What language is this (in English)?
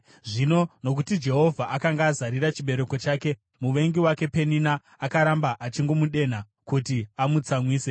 Shona